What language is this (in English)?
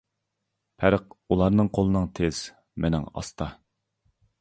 Uyghur